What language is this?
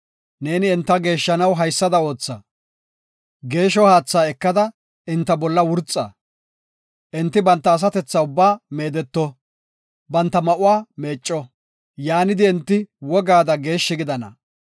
Gofa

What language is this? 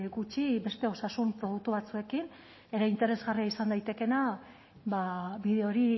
Basque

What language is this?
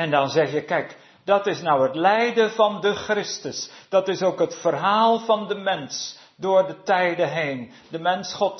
Dutch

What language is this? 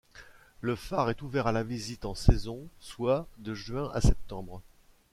French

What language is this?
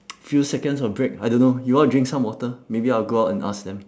English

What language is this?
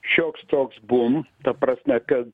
Lithuanian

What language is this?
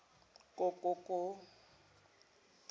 Zulu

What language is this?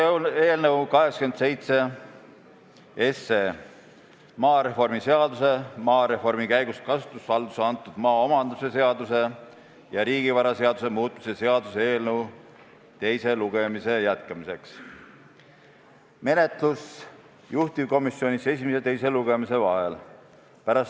Estonian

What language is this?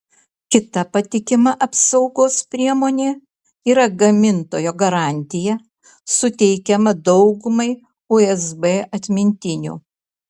Lithuanian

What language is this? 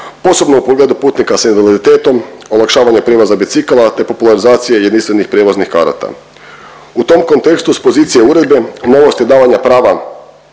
Croatian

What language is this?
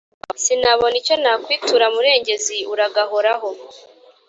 Kinyarwanda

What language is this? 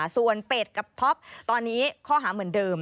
Thai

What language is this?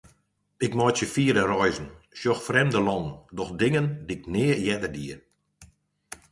Western Frisian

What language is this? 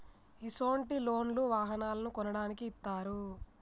Telugu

